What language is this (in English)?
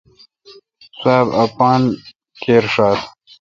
Kalkoti